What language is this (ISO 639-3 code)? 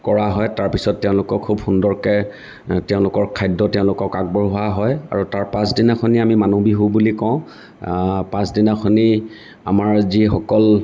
asm